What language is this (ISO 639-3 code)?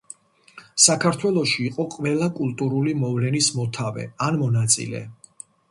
kat